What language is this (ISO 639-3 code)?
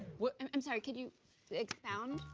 eng